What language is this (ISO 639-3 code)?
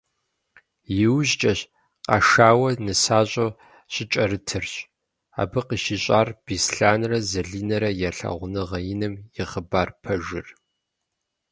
kbd